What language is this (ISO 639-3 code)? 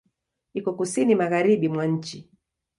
swa